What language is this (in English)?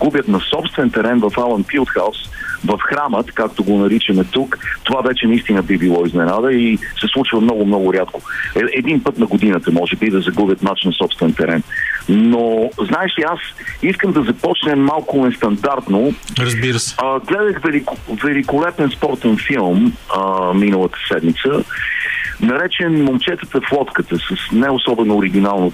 Bulgarian